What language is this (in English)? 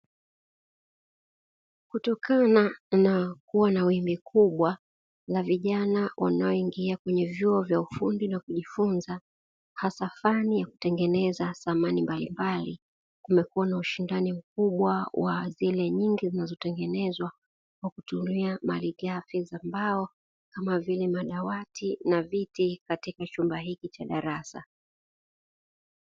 Swahili